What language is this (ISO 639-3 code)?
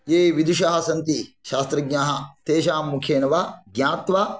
san